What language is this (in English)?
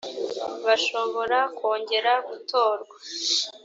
Kinyarwanda